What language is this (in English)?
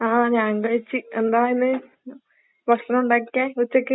Malayalam